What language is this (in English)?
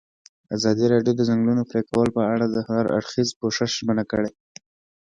Pashto